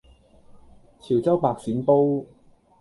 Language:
Cantonese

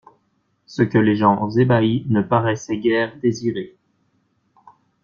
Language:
French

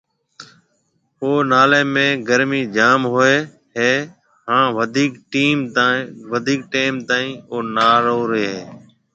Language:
Marwari (Pakistan)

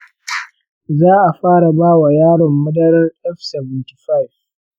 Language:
Hausa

